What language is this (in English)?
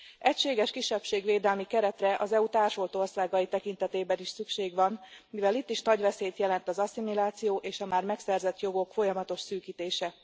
Hungarian